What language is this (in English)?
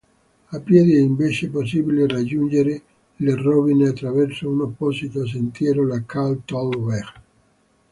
Italian